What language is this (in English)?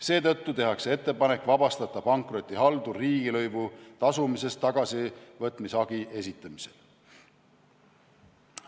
Estonian